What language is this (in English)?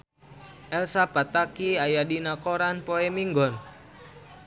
Sundanese